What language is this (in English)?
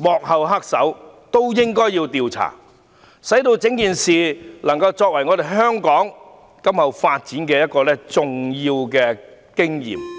Cantonese